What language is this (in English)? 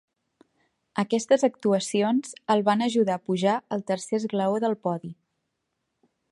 Catalan